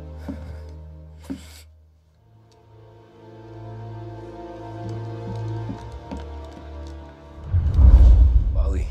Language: English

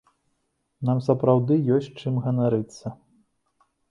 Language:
Belarusian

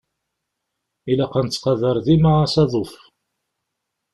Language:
Kabyle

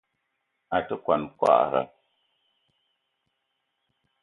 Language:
Eton (Cameroon)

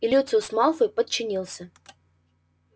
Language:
Russian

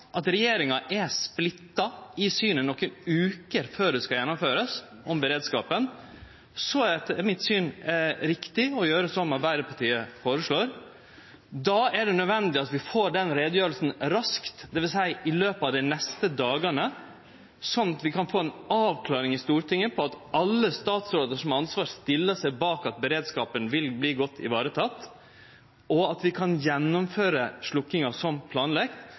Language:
Norwegian Nynorsk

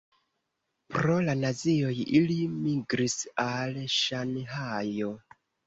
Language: Esperanto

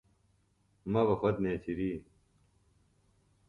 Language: Phalura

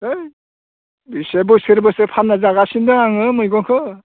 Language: Bodo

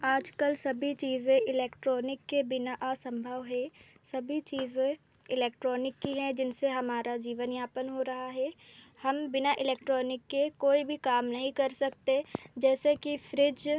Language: Hindi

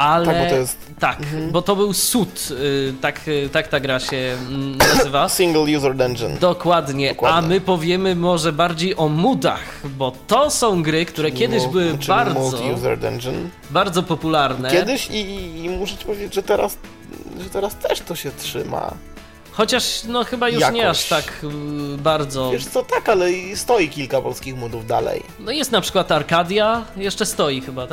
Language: Polish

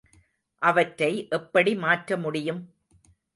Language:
Tamil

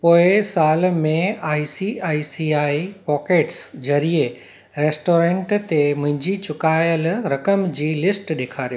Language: Sindhi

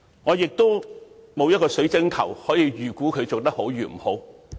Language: Cantonese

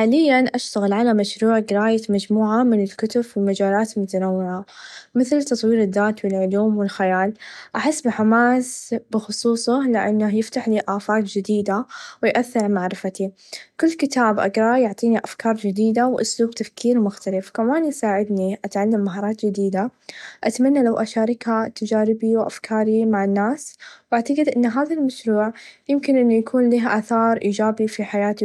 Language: Najdi Arabic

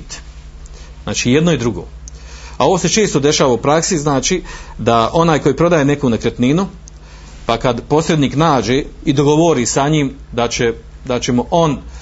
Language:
Croatian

